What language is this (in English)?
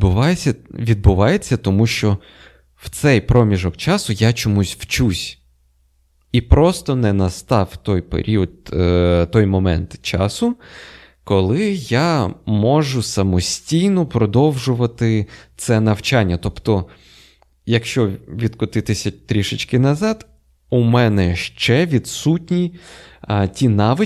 Ukrainian